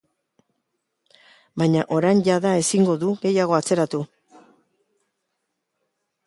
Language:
Basque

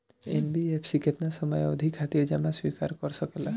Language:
Bhojpuri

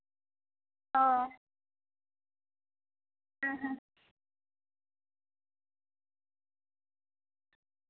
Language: Santali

